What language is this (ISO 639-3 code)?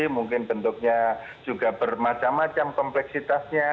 ind